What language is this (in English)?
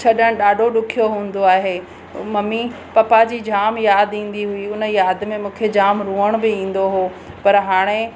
Sindhi